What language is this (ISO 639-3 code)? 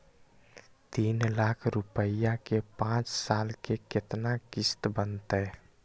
mag